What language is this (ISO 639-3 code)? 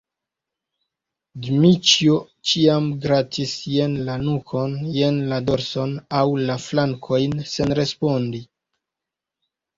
epo